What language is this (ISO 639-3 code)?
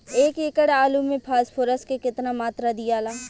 bho